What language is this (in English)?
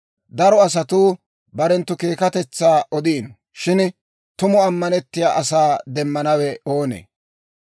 Dawro